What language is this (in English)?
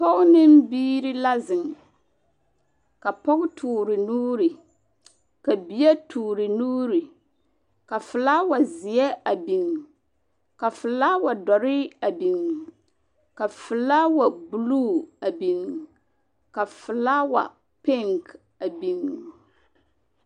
Southern Dagaare